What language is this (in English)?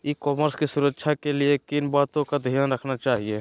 Magahi